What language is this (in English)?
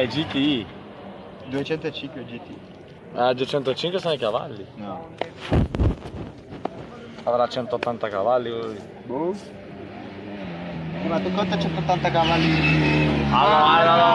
Italian